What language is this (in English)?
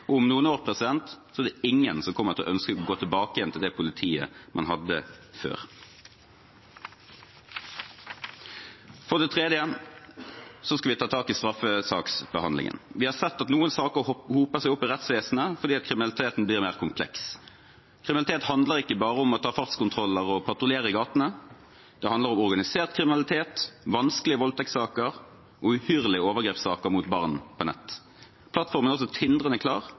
Norwegian Bokmål